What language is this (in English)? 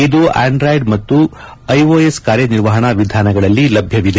Kannada